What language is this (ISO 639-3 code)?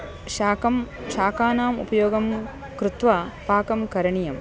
san